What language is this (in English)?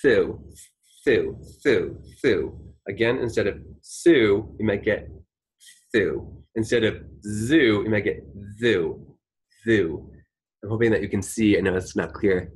English